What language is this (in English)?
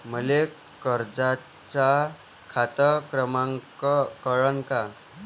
Marathi